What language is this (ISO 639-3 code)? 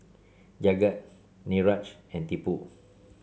eng